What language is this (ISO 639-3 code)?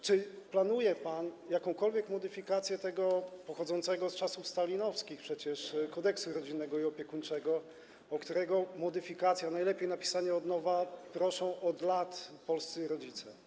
pol